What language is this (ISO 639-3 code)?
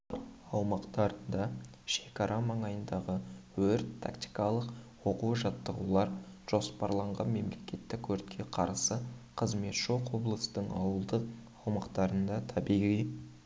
kaz